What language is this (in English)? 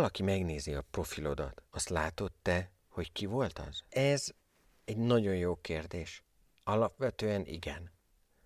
Hungarian